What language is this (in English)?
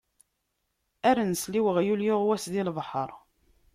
Kabyle